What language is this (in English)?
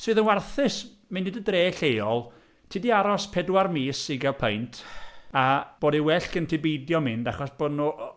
Welsh